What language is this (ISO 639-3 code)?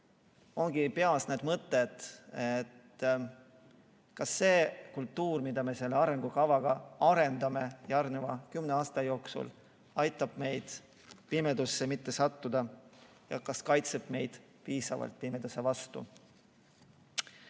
est